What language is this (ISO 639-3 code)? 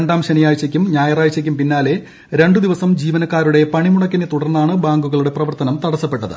mal